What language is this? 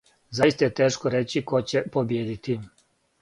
Serbian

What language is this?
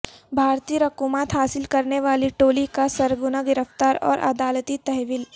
Urdu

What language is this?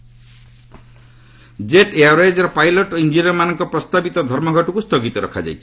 Odia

